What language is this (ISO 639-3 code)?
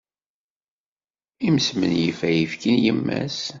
kab